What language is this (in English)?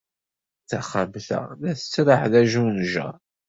Kabyle